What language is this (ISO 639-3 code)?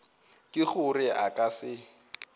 nso